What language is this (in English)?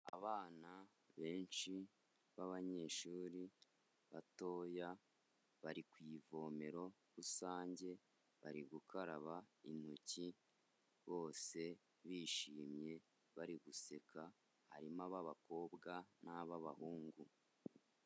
Kinyarwanda